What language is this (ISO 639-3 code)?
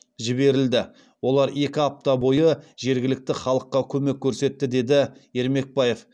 kaz